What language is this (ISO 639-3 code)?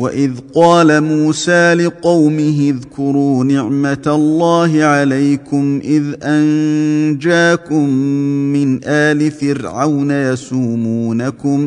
ara